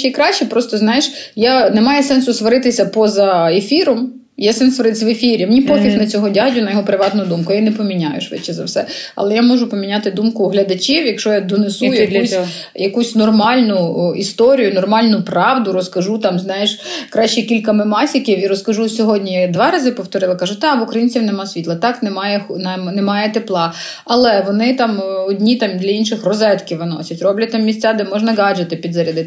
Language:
Ukrainian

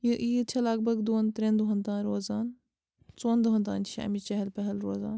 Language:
Kashmiri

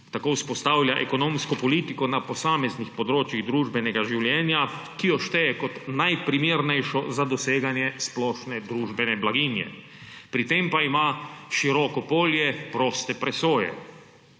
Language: Slovenian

